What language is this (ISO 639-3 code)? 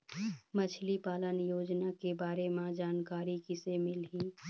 hne